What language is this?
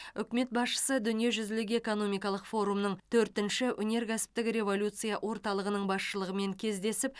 Kazakh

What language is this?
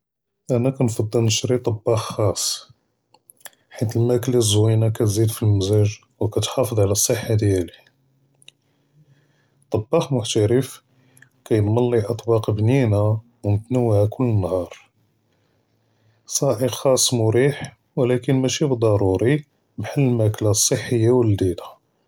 Judeo-Arabic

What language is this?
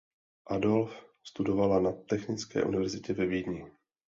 Czech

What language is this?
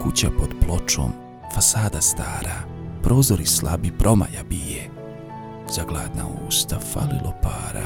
Croatian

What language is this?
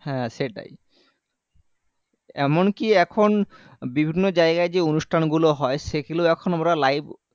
Bangla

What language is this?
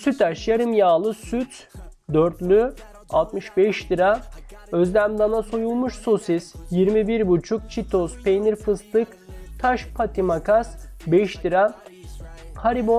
Turkish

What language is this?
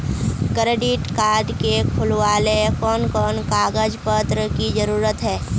Magahi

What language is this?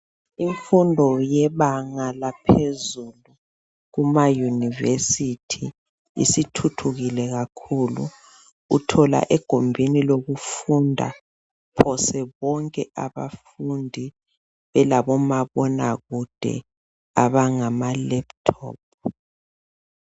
North Ndebele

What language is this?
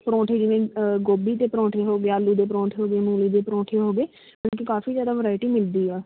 Punjabi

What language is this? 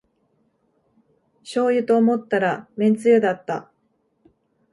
Japanese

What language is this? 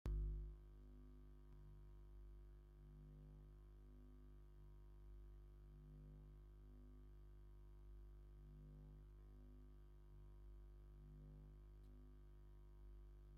Tigrinya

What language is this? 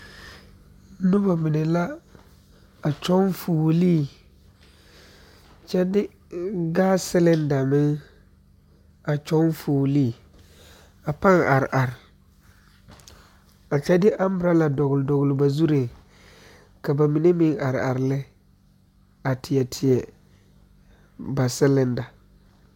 Southern Dagaare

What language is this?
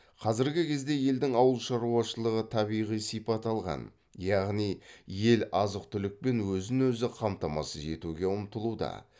Kazakh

